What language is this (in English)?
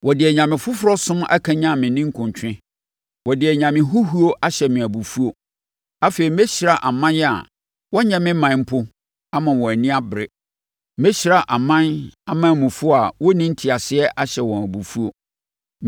Akan